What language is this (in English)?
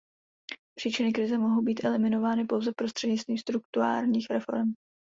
Czech